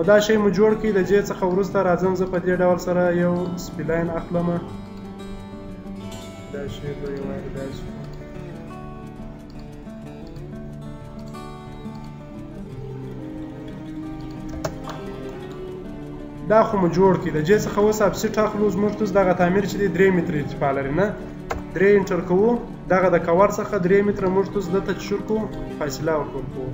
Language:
Romanian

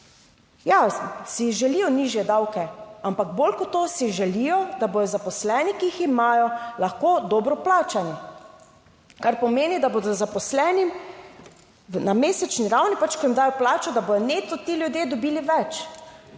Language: Slovenian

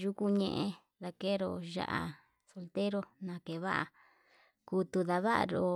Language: Yutanduchi Mixtec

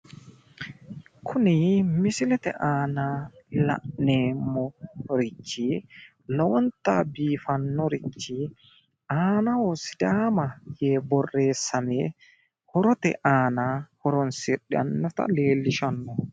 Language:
Sidamo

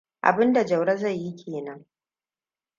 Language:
Hausa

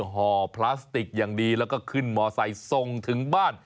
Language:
Thai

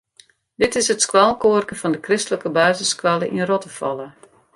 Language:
Western Frisian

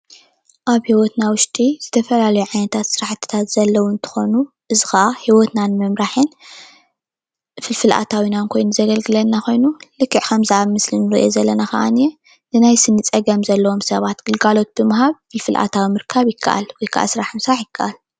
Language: Tigrinya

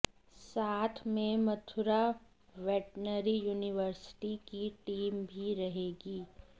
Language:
Hindi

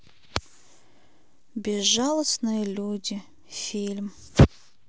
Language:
Russian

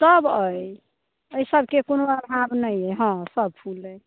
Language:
Maithili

